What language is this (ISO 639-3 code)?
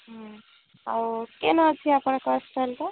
ori